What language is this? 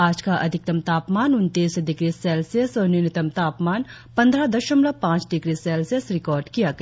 Hindi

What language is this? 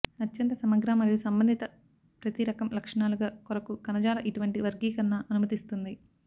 Telugu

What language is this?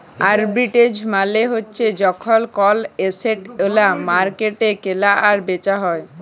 Bangla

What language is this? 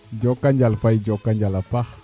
Serer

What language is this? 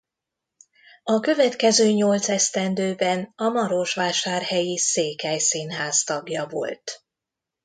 Hungarian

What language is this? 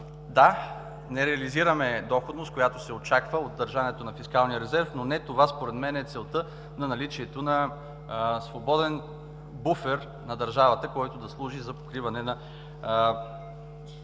Bulgarian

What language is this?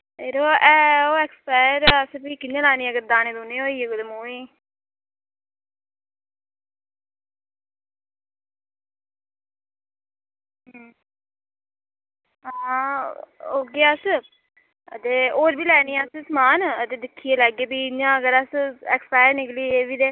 Dogri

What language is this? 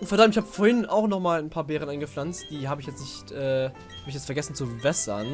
German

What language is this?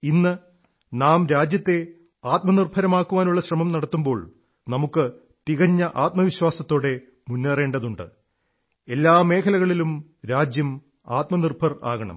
Malayalam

